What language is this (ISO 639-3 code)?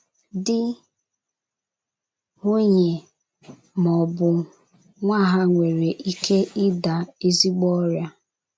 ibo